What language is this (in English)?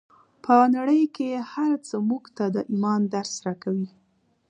Pashto